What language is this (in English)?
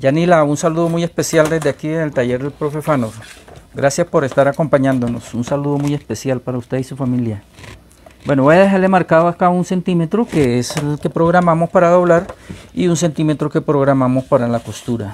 Spanish